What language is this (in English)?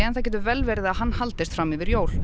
Icelandic